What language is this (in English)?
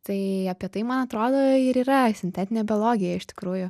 Lithuanian